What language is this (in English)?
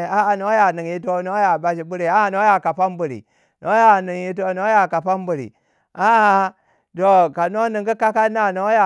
Waja